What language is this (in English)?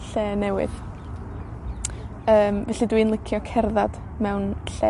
Welsh